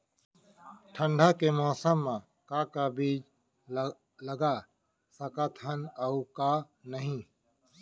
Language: Chhattisgarhi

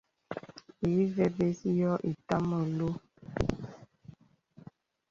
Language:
Bebele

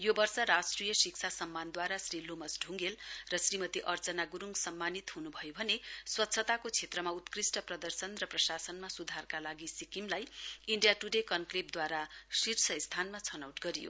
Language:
Nepali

